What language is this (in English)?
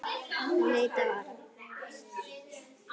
Icelandic